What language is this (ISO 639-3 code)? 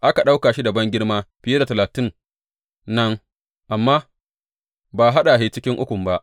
hau